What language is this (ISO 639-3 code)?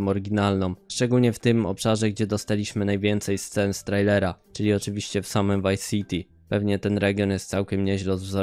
pol